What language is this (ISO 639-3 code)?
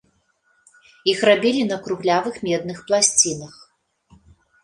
bel